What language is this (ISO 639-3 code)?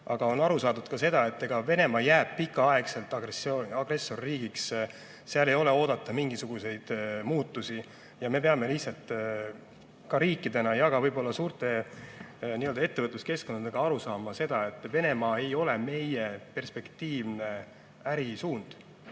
est